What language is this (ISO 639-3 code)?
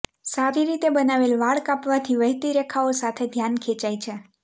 guj